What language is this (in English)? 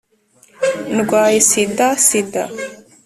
Kinyarwanda